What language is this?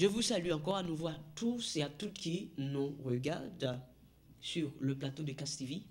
French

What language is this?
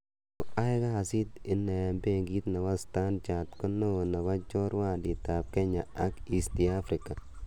Kalenjin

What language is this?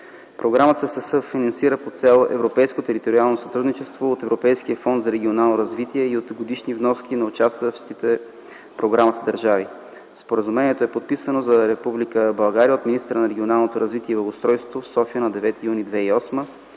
Bulgarian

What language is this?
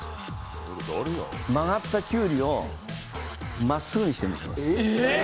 Japanese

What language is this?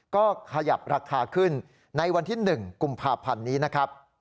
Thai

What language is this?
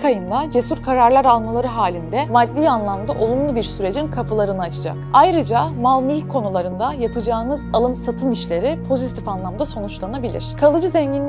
Turkish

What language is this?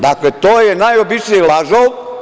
Serbian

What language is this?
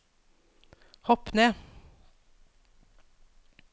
Norwegian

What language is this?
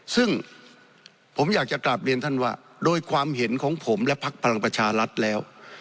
Thai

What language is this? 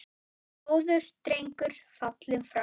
Icelandic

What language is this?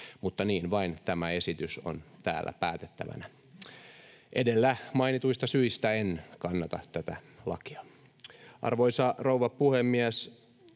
Finnish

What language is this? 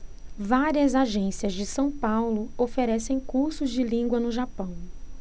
Portuguese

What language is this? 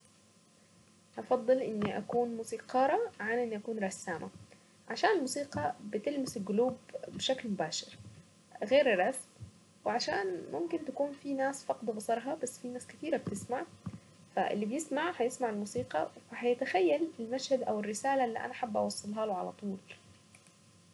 Saidi Arabic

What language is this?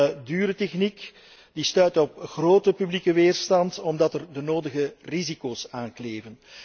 Dutch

